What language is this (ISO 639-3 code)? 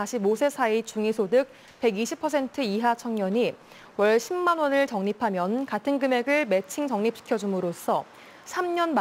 kor